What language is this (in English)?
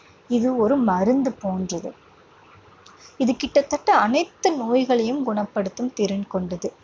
Tamil